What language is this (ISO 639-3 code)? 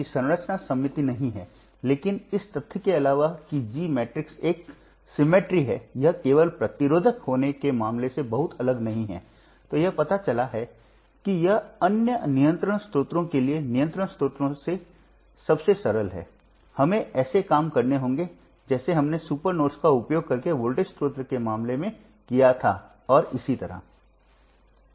hin